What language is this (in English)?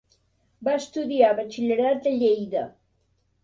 Catalan